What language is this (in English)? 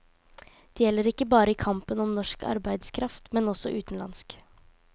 Norwegian